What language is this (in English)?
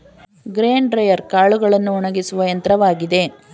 Kannada